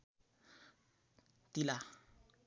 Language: Nepali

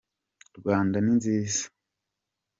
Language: Kinyarwanda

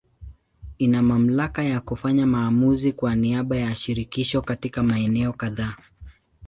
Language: Swahili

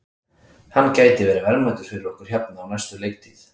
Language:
Icelandic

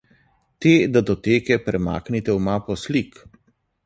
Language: Slovenian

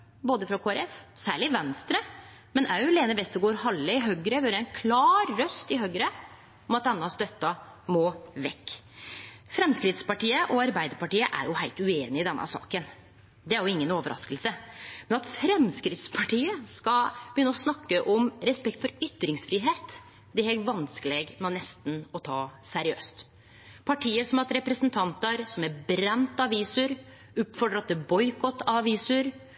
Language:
Norwegian Nynorsk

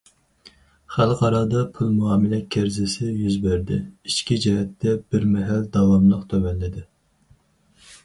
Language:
Uyghur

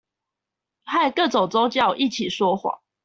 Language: Chinese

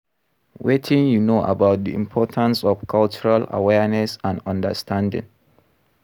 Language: Nigerian Pidgin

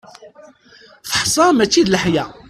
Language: Kabyle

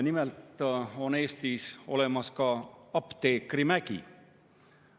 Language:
Estonian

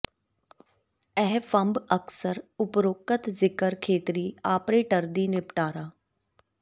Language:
Punjabi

